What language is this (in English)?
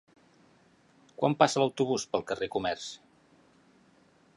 Catalan